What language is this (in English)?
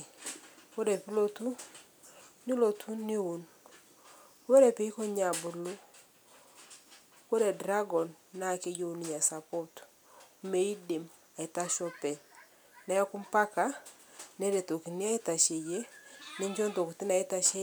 Masai